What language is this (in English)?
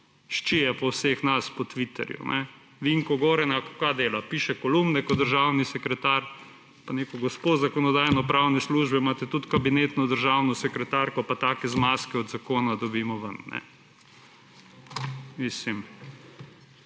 Slovenian